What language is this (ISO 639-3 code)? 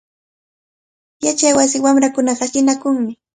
qvl